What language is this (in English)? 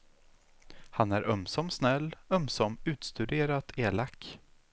Swedish